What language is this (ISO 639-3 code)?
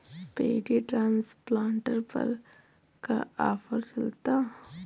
bho